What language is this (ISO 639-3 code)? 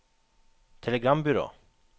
nor